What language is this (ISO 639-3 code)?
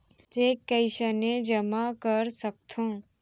hne